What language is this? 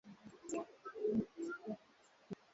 Swahili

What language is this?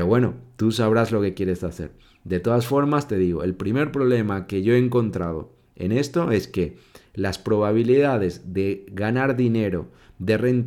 Spanish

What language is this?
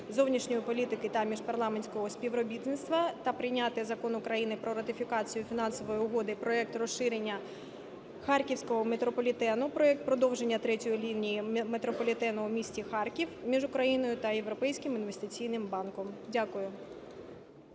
Ukrainian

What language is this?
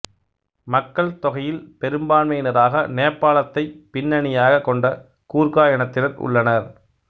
Tamil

